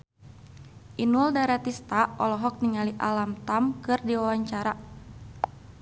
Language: Sundanese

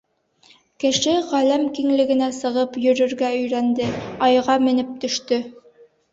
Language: Bashkir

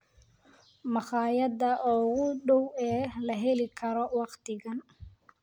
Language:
Somali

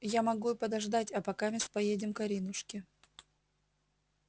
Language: Russian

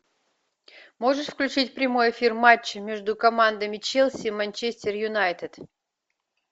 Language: Russian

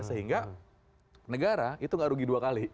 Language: Indonesian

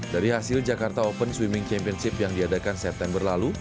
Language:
Indonesian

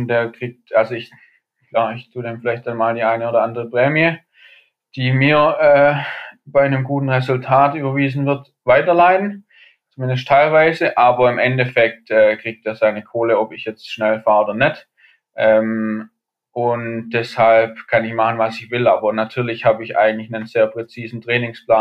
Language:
German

